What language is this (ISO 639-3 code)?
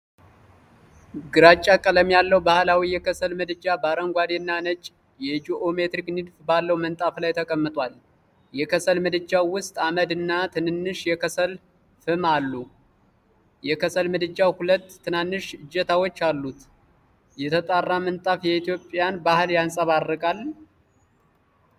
amh